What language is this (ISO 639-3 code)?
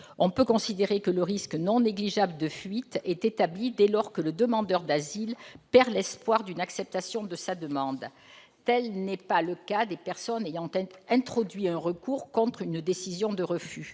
fra